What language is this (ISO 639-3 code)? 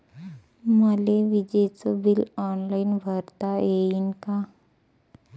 mar